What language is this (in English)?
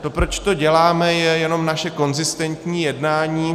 Czech